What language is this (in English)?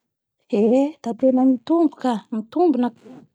Bara Malagasy